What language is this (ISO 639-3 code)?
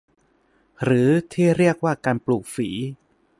tha